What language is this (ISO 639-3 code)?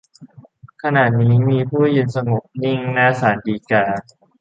tha